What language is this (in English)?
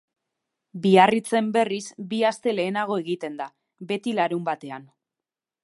Basque